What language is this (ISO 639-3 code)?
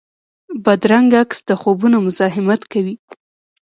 pus